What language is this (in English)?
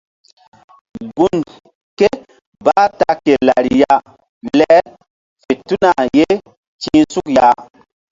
Mbum